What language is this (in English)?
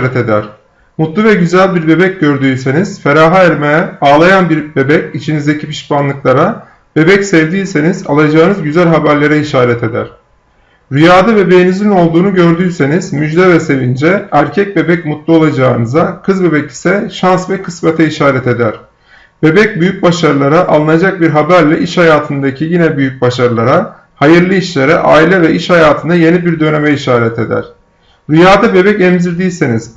Turkish